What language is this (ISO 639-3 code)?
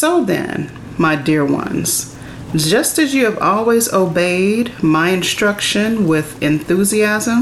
eng